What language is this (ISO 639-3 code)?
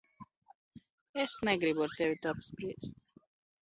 lav